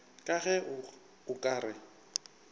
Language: Northern Sotho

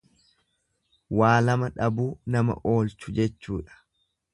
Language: Oromo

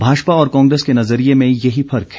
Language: Hindi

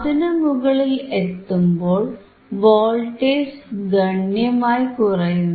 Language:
Malayalam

